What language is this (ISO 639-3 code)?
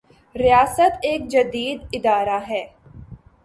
urd